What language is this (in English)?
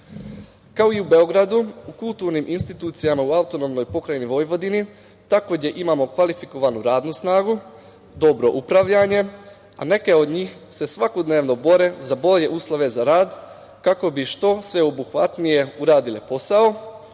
Serbian